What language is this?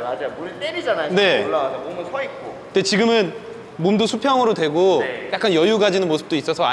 Korean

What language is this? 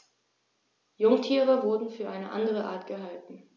German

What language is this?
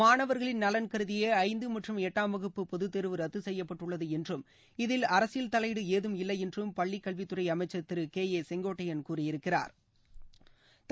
Tamil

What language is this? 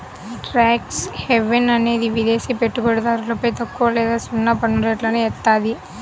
Telugu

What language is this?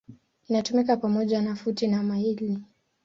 Swahili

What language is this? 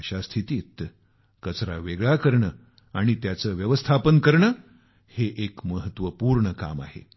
Marathi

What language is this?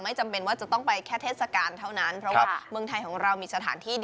Thai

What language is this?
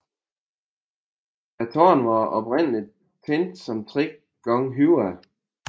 Danish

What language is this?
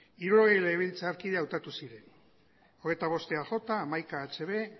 Basque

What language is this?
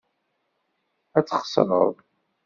Kabyle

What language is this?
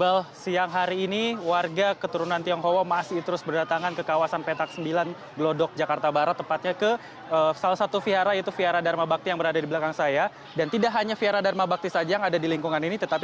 Indonesian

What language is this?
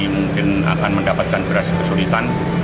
Indonesian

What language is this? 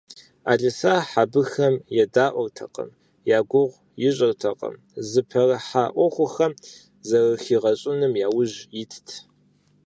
Kabardian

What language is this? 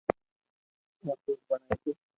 Loarki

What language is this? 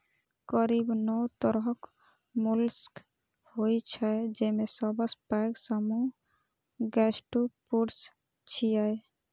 Maithili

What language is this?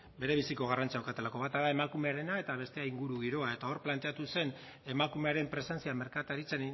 Basque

